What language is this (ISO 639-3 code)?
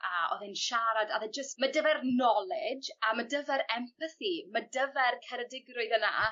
cym